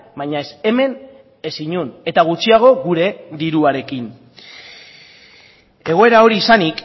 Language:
Basque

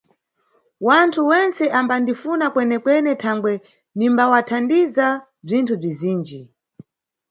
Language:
Nyungwe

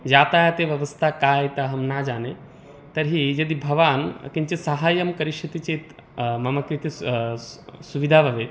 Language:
Sanskrit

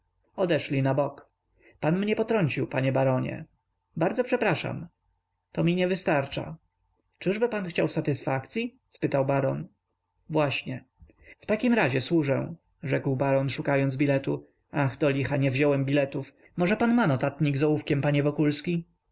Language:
Polish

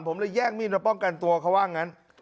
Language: Thai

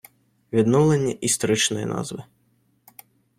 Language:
Ukrainian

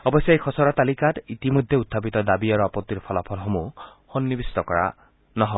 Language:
Assamese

